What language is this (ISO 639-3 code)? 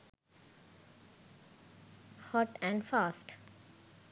sin